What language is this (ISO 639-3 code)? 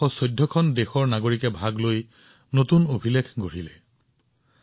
asm